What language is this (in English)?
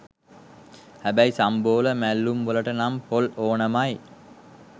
Sinhala